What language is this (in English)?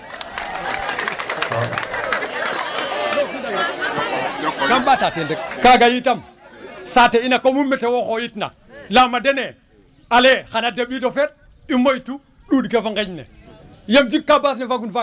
Serer